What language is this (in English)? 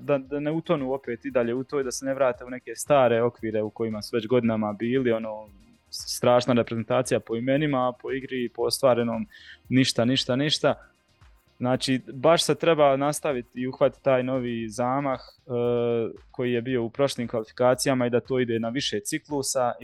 Croatian